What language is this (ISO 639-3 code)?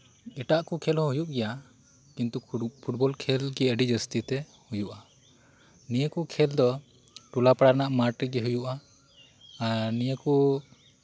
sat